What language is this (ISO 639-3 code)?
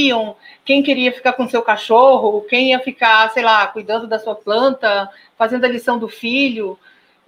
por